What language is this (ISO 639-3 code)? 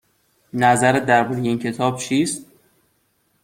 fas